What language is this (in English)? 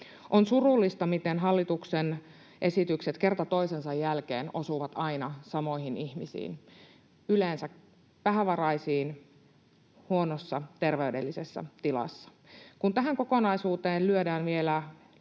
Finnish